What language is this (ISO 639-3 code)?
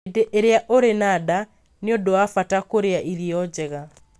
kik